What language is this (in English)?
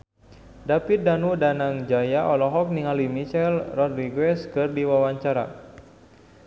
Sundanese